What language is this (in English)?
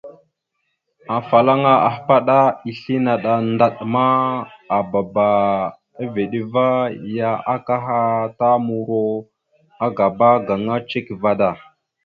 Mada (Cameroon)